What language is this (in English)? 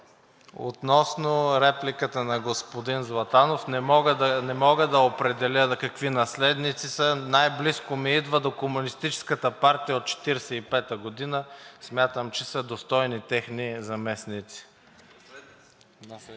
Bulgarian